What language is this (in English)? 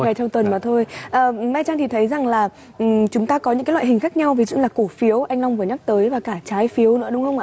Vietnamese